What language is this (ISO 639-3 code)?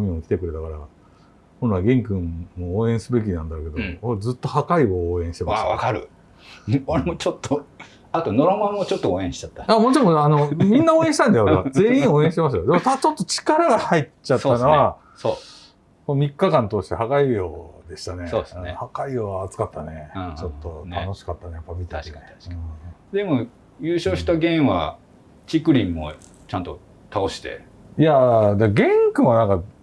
jpn